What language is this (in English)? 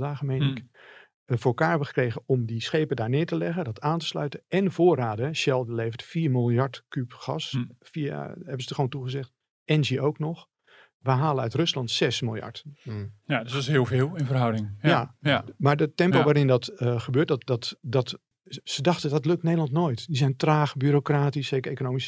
Dutch